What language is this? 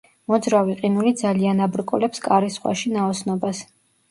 Georgian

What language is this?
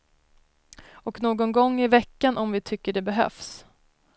Swedish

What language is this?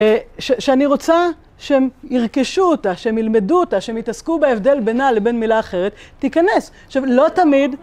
Hebrew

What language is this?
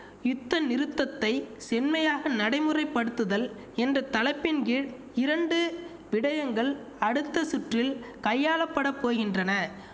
Tamil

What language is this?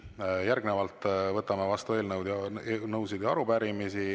Estonian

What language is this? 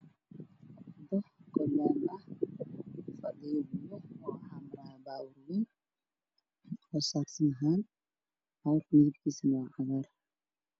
Somali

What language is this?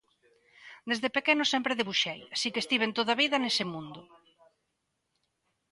Galician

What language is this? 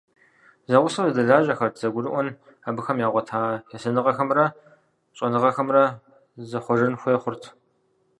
Kabardian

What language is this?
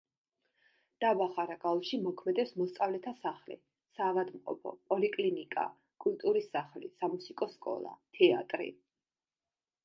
Georgian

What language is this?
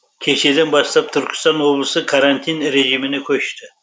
Kazakh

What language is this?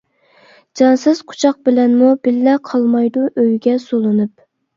Uyghur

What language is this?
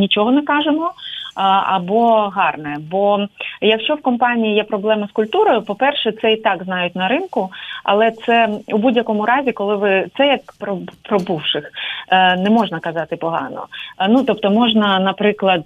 Ukrainian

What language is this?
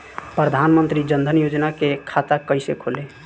Bhojpuri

